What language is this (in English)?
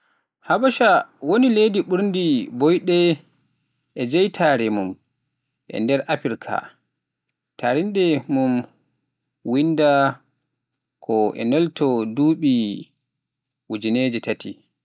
Pular